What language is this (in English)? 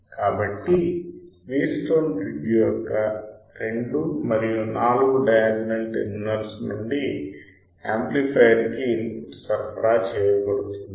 Telugu